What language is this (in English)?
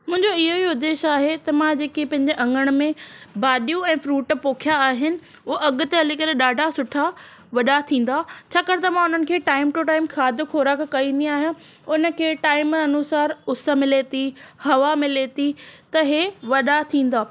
Sindhi